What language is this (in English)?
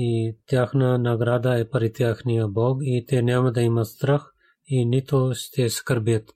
Bulgarian